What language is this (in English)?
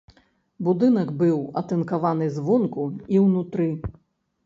Belarusian